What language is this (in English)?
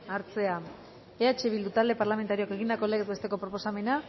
Basque